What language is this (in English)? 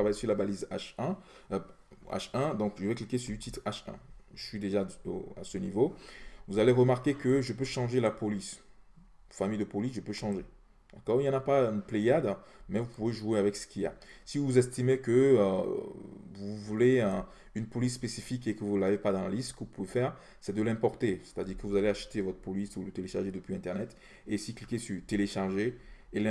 French